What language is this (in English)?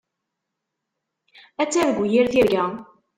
Kabyle